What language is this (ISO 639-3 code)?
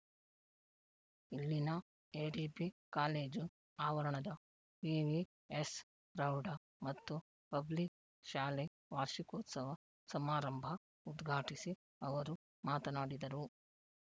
kan